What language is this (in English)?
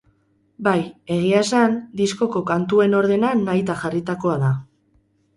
Basque